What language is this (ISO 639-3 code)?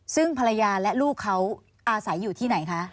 tha